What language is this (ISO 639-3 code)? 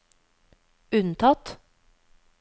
nor